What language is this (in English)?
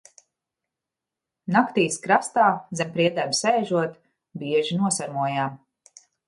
Latvian